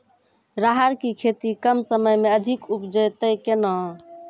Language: Maithili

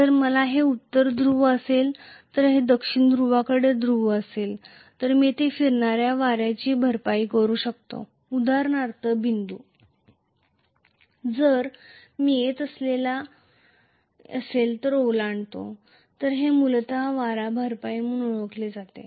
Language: Marathi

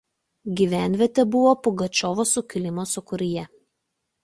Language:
Lithuanian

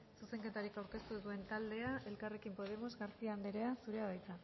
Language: Basque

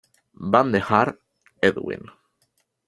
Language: Spanish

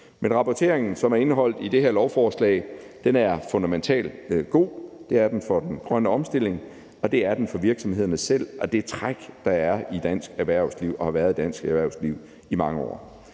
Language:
Danish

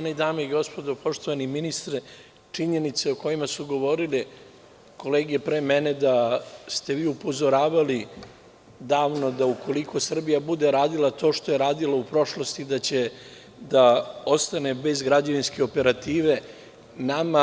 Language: Serbian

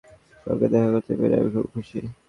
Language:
Bangla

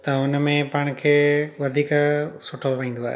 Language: Sindhi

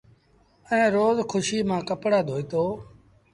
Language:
Sindhi Bhil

